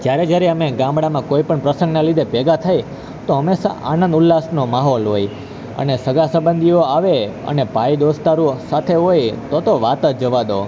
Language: Gujarati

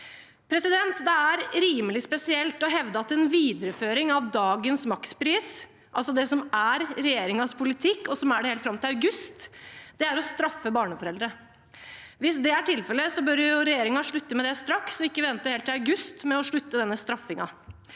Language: Norwegian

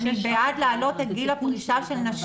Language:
Hebrew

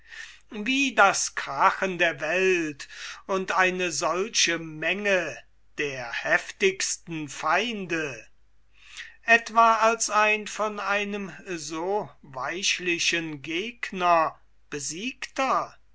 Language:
German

